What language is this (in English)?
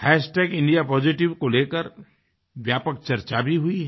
Hindi